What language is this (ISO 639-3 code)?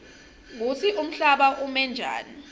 ssw